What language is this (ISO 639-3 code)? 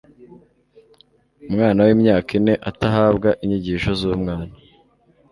kin